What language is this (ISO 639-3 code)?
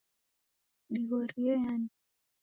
dav